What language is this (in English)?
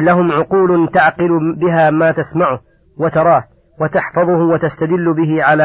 Arabic